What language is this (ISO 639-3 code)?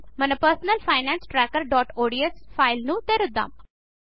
tel